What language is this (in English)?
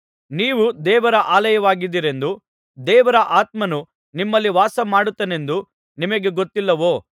Kannada